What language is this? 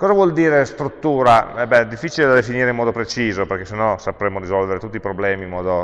Italian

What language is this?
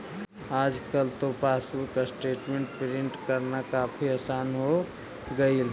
Magahi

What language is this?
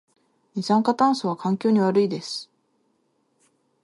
Japanese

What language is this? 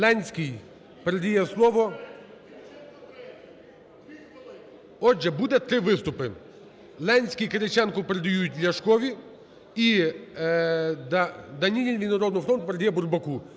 Ukrainian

